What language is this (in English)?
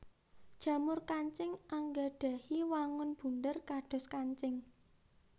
Javanese